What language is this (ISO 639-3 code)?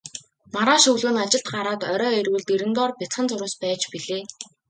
mon